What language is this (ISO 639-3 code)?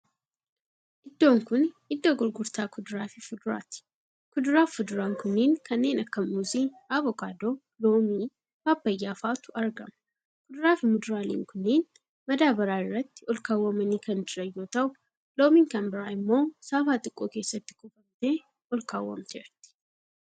orm